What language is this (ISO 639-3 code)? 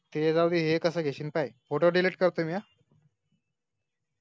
mar